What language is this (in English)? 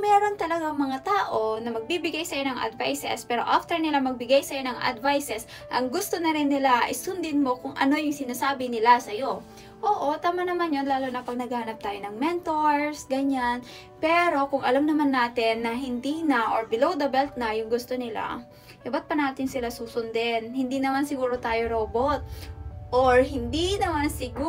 Filipino